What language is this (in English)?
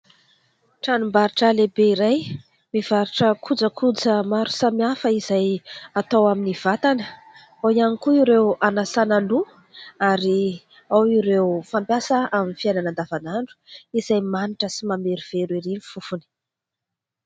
Malagasy